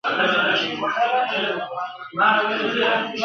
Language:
Pashto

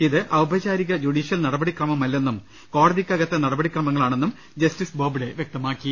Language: Malayalam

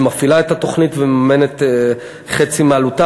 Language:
Hebrew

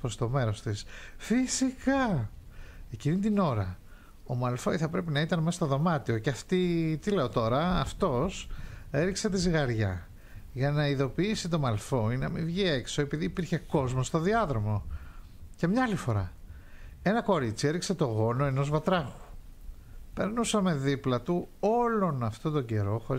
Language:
Greek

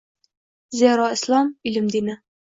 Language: Uzbek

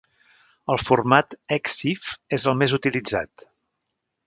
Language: Catalan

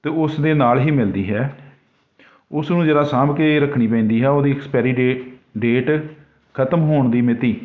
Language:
Punjabi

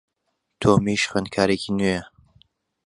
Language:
Central Kurdish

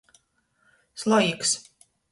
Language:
Latgalian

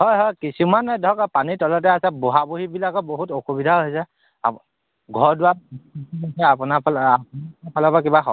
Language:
Assamese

